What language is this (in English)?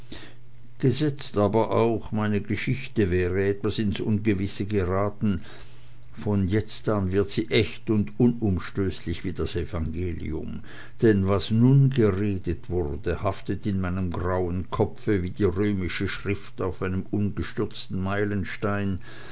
German